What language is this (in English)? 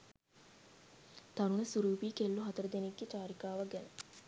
Sinhala